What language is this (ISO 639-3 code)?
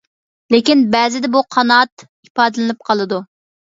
uig